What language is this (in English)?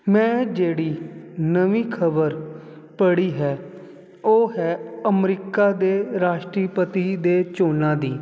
Punjabi